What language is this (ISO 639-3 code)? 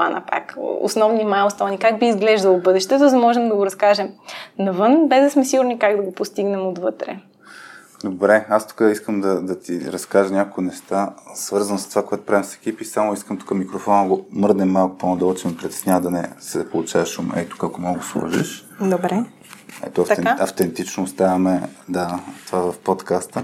bul